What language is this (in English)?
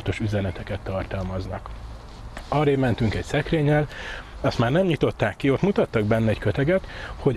Hungarian